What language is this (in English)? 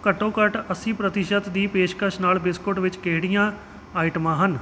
Punjabi